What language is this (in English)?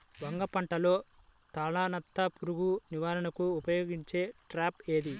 Telugu